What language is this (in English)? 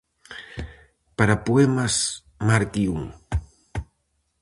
Galician